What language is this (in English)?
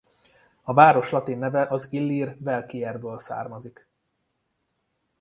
Hungarian